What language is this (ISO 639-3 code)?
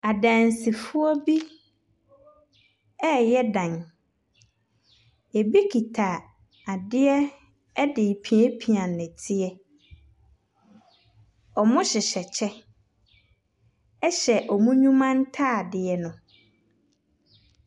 aka